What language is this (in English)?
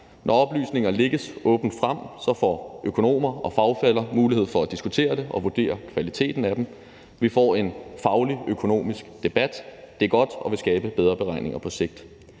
Danish